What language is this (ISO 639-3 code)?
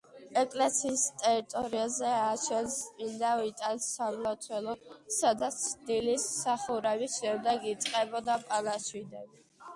kat